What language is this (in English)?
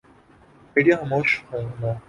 Urdu